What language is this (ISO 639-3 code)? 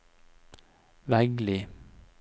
nor